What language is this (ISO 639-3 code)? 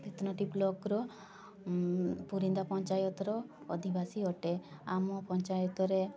ori